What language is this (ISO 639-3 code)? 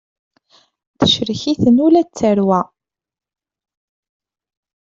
kab